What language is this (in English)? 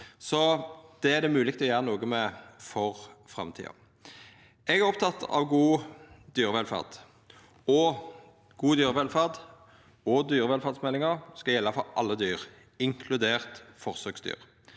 Norwegian